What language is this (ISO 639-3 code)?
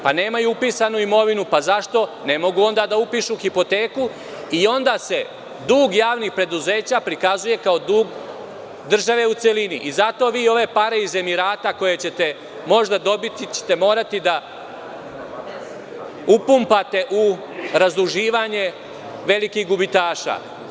srp